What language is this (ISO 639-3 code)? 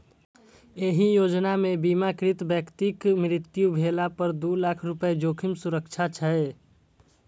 mai